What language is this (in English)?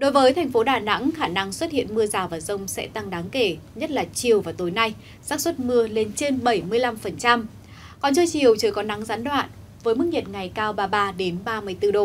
Vietnamese